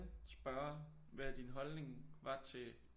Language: Danish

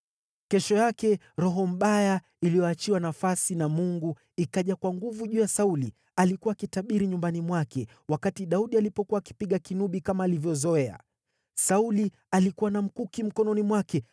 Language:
Swahili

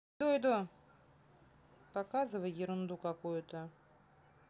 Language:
Russian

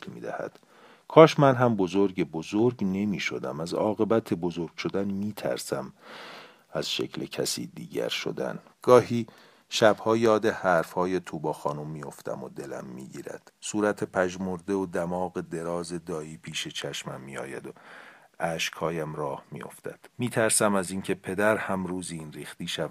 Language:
Persian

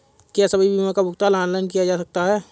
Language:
Hindi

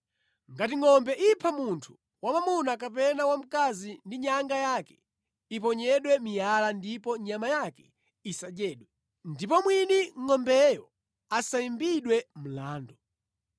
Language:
Nyanja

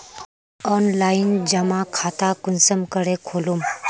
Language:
Magahi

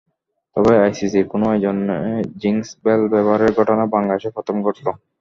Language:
Bangla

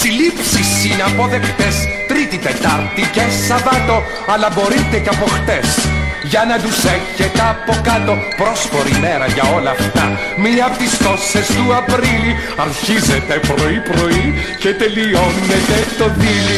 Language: Greek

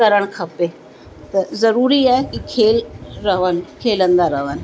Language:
Sindhi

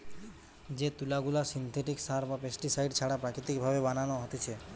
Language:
Bangla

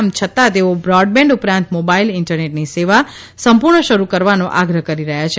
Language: Gujarati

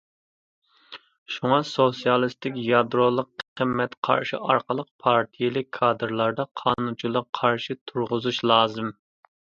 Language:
Uyghur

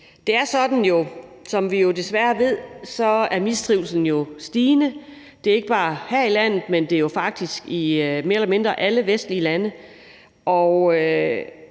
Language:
Danish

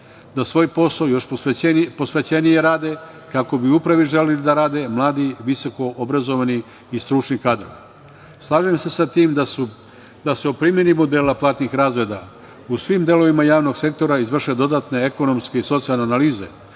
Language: Serbian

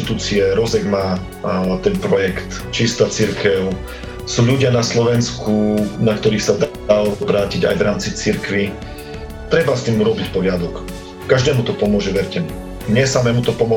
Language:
Slovak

